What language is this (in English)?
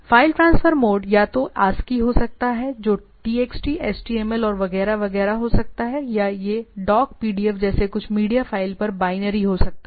Hindi